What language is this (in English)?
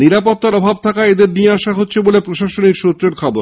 Bangla